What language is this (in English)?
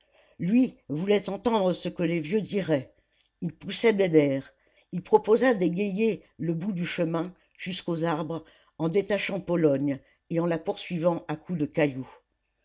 French